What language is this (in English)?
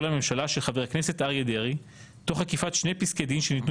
Hebrew